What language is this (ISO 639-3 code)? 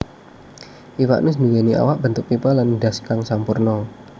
jav